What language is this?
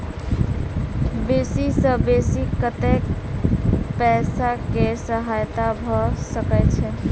Maithili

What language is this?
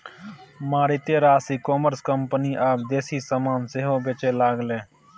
Maithili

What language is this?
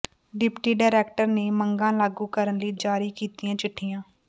Punjabi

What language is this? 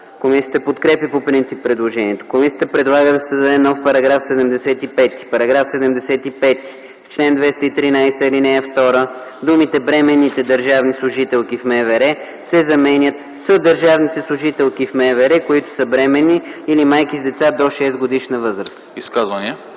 Bulgarian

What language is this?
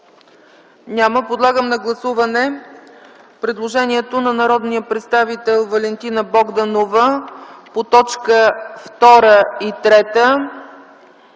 Bulgarian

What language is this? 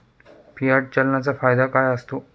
Marathi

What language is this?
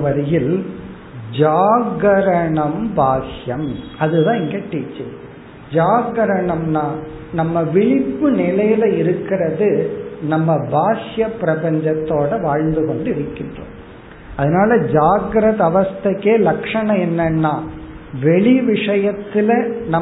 Tamil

